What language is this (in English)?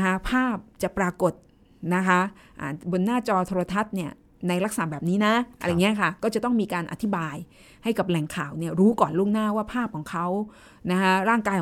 Thai